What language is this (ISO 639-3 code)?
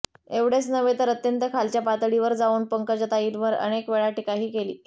mar